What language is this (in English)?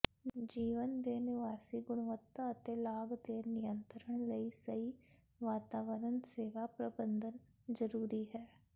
Punjabi